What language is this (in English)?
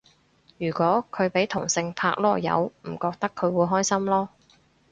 Cantonese